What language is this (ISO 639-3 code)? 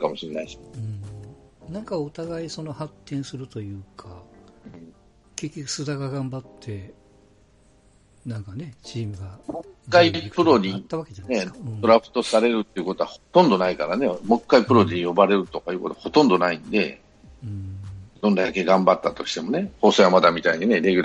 jpn